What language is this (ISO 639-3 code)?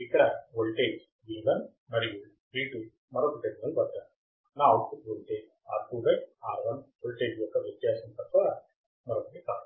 tel